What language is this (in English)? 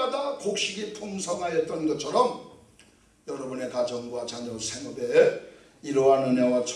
Korean